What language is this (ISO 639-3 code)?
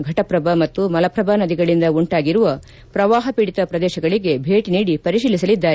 kan